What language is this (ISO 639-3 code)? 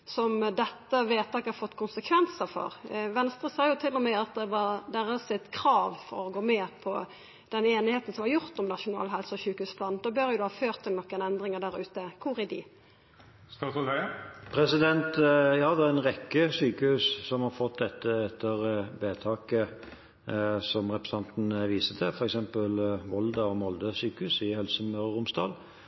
nor